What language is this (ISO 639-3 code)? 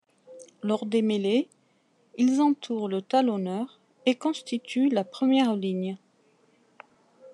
fra